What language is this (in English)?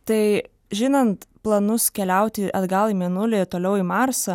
Lithuanian